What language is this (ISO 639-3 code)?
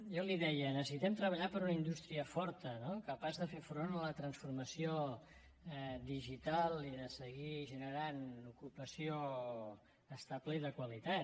cat